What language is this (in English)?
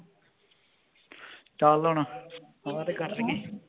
Punjabi